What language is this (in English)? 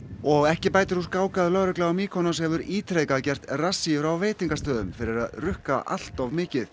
Icelandic